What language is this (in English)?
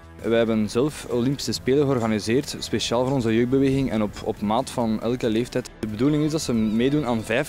Dutch